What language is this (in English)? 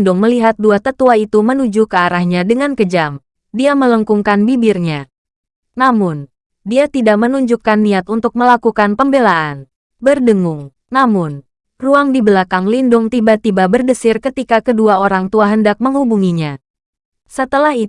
Indonesian